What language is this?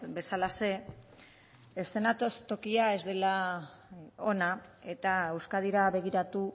Basque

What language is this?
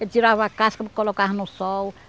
Portuguese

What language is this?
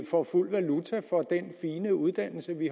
Danish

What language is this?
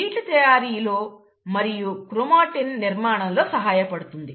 Telugu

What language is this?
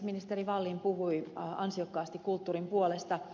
Finnish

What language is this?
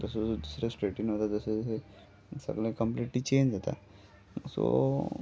Konkani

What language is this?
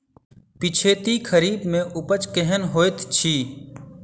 Maithili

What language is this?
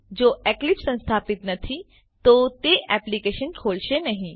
Gujarati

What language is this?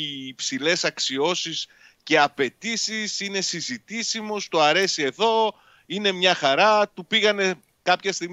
Greek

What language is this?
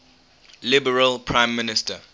English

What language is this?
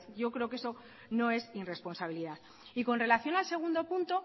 Spanish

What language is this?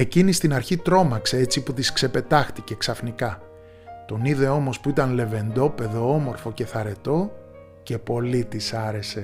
Greek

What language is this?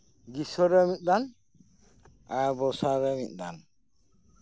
Santali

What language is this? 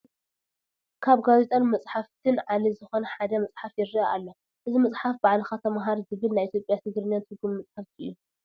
Tigrinya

